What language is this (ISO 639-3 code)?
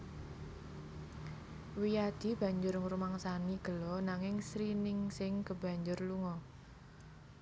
jav